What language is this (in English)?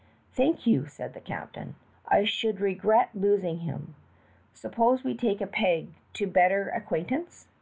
English